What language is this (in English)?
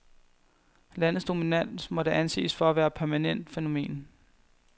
Danish